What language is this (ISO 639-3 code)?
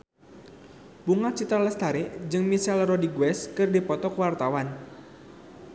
sun